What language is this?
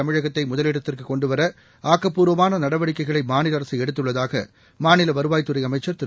Tamil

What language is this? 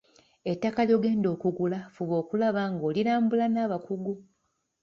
Ganda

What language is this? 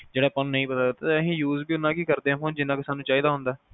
Punjabi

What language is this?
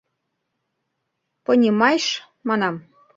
Mari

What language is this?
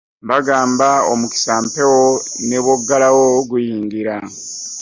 Ganda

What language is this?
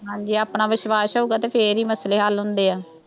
Punjabi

